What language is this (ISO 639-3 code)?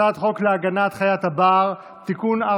heb